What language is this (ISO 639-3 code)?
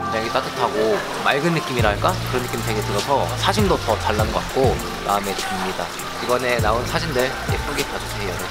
kor